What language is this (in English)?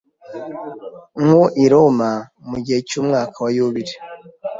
Kinyarwanda